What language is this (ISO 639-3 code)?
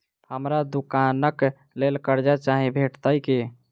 mai